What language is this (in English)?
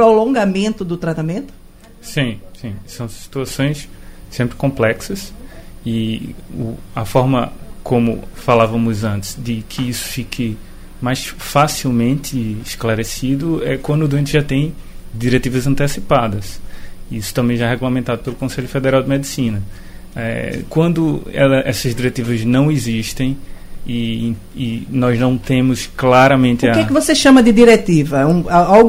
Portuguese